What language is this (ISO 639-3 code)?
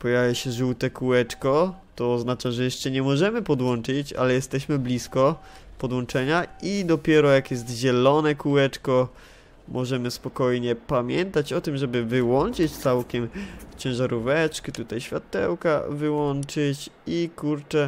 pol